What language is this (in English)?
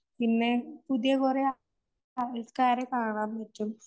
Malayalam